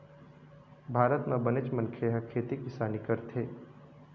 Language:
Chhattisgarhi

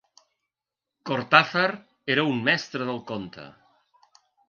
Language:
Catalan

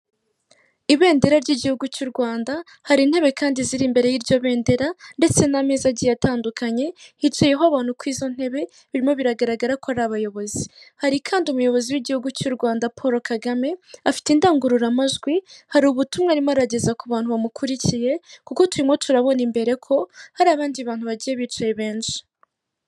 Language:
Kinyarwanda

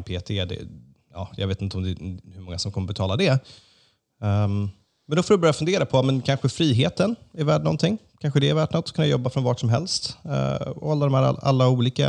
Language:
Swedish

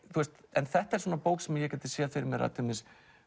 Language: Icelandic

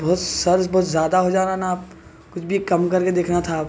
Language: Urdu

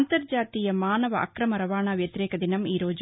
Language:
Telugu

